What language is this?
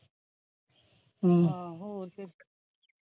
Punjabi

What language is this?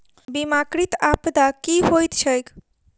Maithili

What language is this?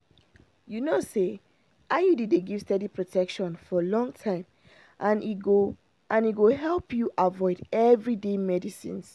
Nigerian Pidgin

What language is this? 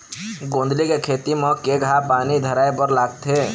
Chhattisgarhi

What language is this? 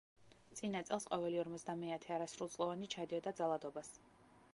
Georgian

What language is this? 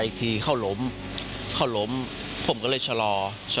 Thai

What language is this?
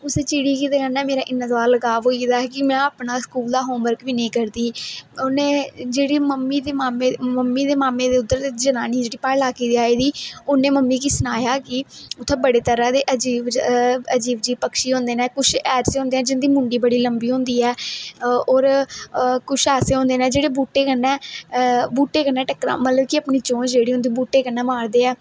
Dogri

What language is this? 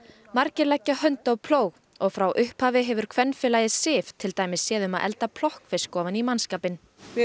Icelandic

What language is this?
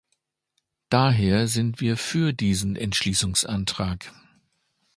German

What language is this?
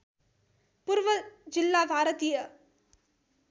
Nepali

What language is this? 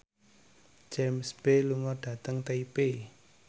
Javanese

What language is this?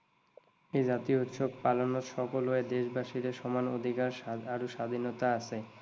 Assamese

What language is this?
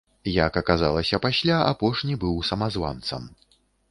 Belarusian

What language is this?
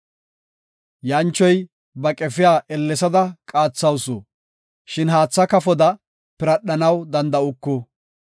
Gofa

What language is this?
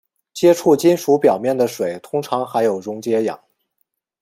Chinese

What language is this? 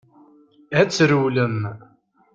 Kabyle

